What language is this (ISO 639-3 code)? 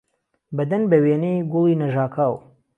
ckb